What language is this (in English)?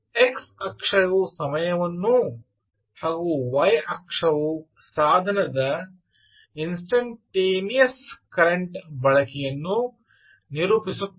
Kannada